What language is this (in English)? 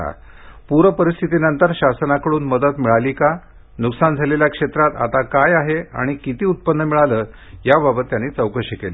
Marathi